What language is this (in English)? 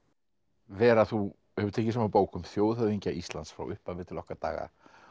Icelandic